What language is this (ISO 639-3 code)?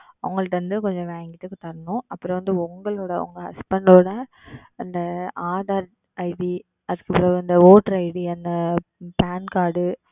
tam